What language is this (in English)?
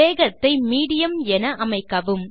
Tamil